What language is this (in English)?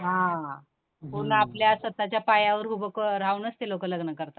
Marathi